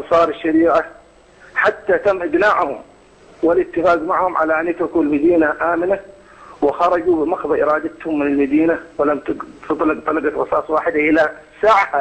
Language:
Arabic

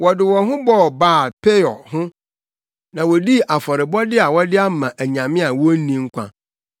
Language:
Akan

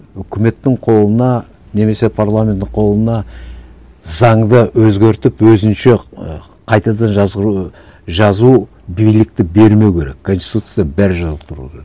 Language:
Kazakh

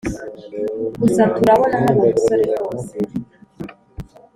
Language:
Kinyarwanda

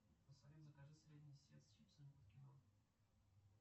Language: Russian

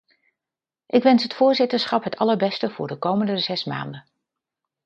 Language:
Dutch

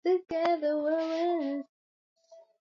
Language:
Swahili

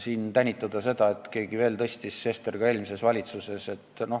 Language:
Estonian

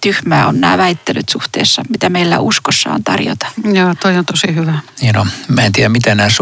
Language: Finnish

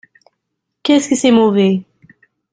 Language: French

